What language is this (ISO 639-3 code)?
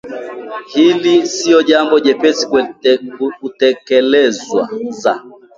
swa